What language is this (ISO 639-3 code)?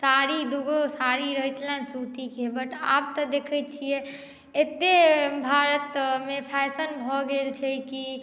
mai